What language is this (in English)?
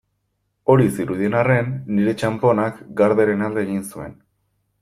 Basque